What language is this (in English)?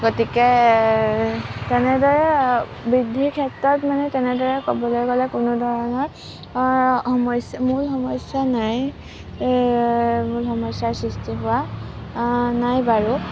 Assamese